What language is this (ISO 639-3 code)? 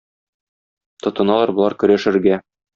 tat